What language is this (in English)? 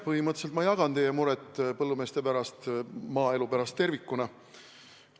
Estonian